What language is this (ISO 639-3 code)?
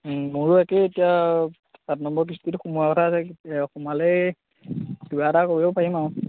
asm